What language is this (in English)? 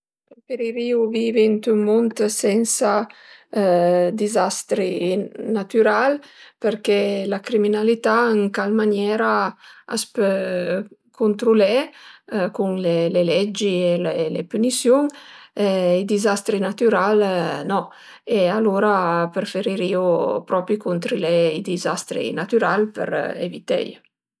Piedmontese